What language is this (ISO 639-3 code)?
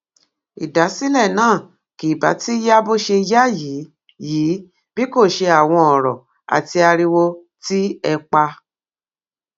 yor